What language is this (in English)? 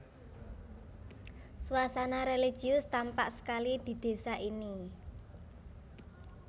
Javanese